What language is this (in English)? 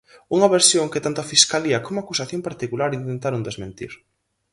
Galician